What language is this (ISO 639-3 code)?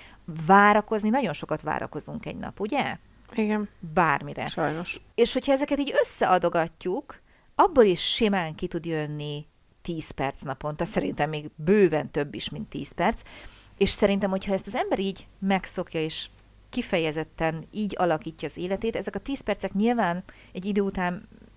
hun